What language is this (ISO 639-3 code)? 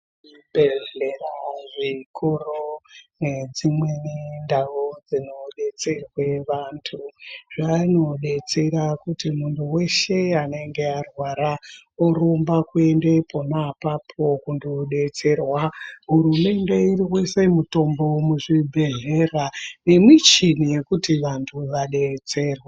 ndc